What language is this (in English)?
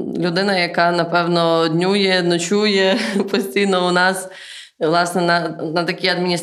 Ukrainian